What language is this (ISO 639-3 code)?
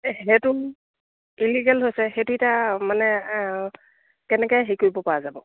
asm